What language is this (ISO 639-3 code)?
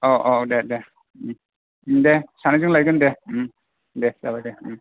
brx